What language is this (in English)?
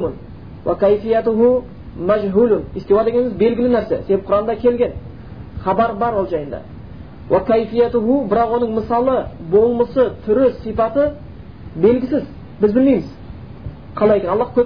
Bulgarian